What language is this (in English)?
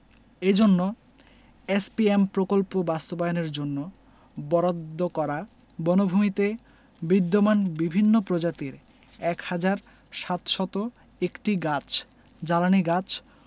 Bangla